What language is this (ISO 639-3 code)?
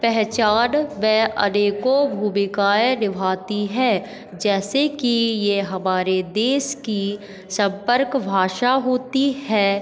hin